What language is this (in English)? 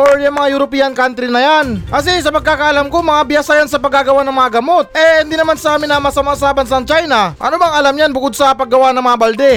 Filipino